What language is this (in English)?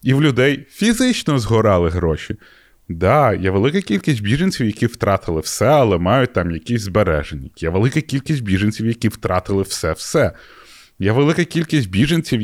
Ukrainian